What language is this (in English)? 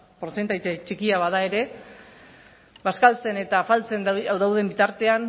Basque